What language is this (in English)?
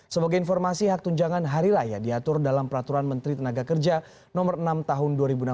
Indonesian